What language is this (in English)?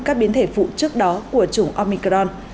Vietnamese